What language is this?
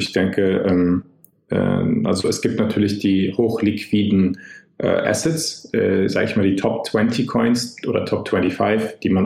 German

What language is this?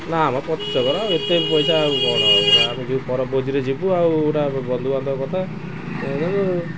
Odia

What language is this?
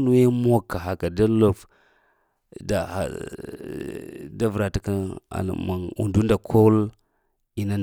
Lamang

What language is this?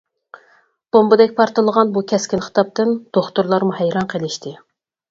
Uyghur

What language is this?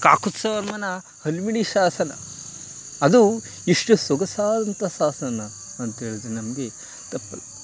Kannada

